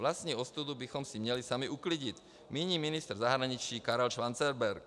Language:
Czech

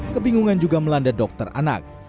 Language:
Indonesian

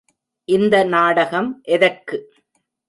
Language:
Tamil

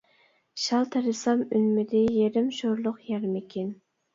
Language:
Uyghur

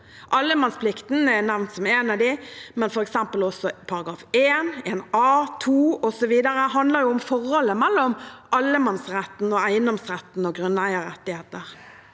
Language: Norwegian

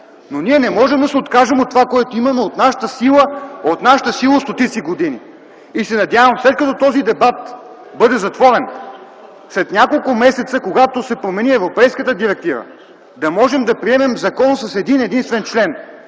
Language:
Bulgarian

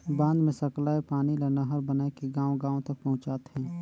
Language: Chhattisgarhi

